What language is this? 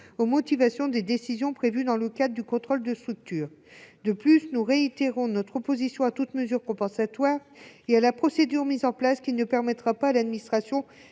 French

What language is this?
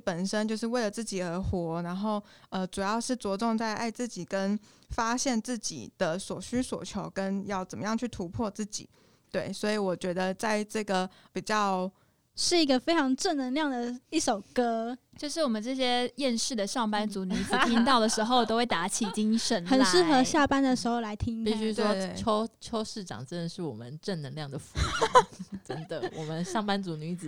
Chinese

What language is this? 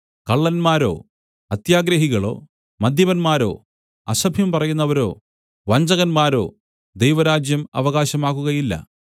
Malayalam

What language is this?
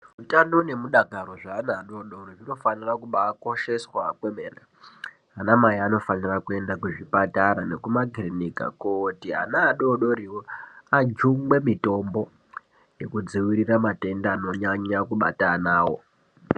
Ndau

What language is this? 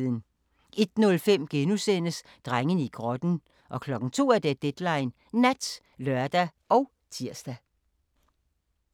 Danish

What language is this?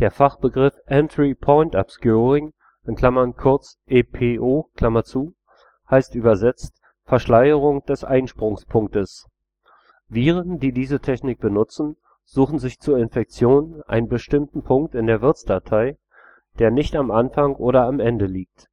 German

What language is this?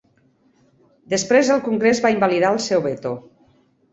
Catalan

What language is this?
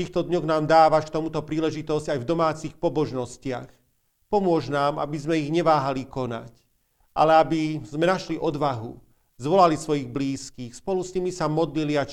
Slovak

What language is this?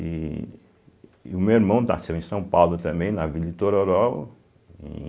Portuguese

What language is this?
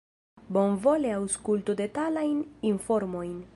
Esperanto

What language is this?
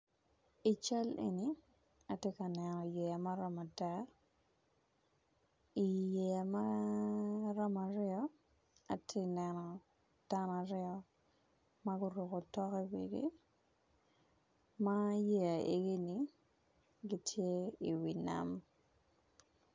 Acoli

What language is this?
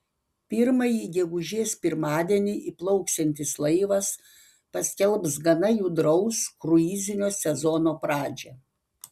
Lithuanian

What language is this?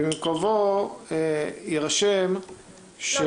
Hebrew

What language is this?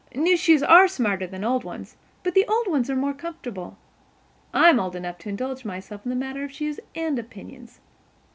English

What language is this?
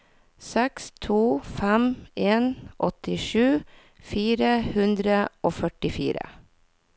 Norwegian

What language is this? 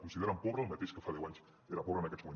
Catalan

